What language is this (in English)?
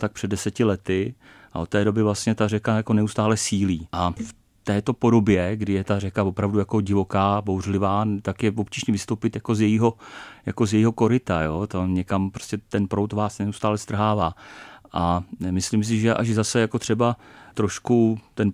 Czech